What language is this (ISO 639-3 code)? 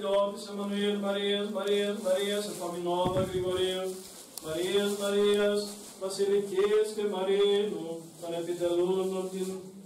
ell